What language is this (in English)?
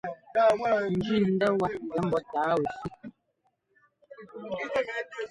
Ngomba